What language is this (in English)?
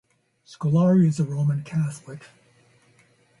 English